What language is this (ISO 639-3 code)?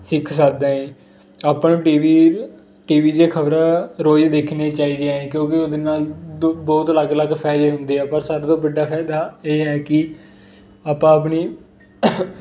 pan